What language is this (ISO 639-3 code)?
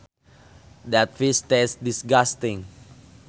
sun